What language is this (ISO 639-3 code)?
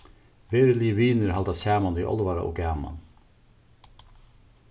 fao